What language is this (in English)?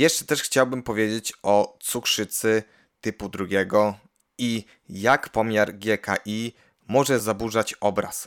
Polish